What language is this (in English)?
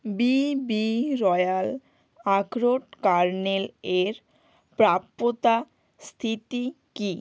Bangla